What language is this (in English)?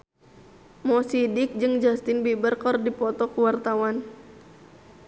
Sundanese